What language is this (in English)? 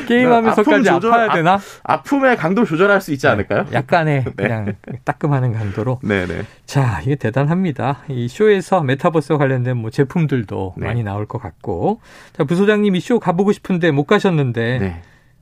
Korean